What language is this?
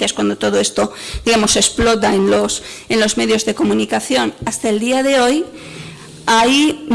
Spanish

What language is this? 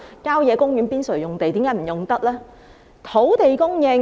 Cantonese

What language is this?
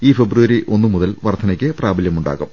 Malayalam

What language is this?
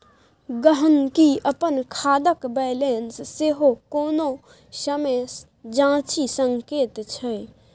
Maithili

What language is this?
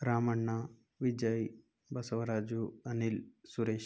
Kannada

